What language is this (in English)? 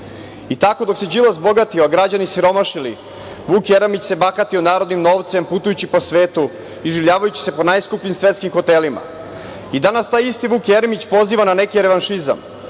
Serbian